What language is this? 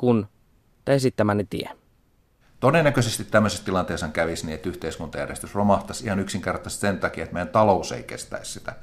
Finnish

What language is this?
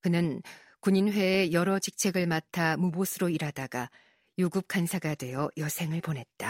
Korean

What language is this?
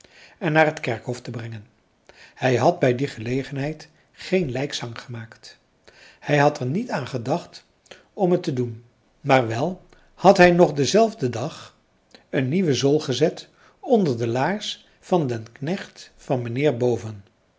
Dutch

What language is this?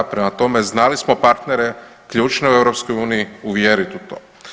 Croatian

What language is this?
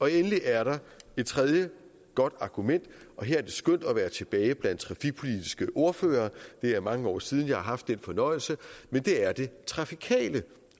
Danish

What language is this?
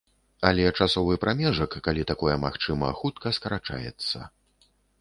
Belarusian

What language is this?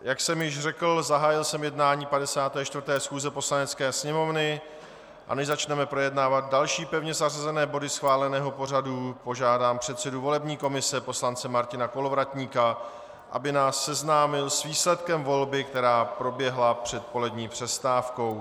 Czech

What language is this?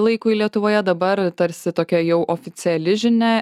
Lithuanian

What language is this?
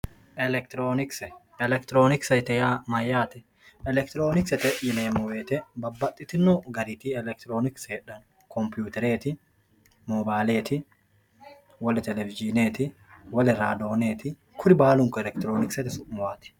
Sidamo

